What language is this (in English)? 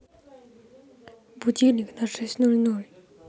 Russian